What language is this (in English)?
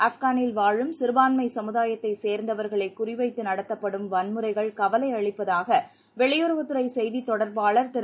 Tamil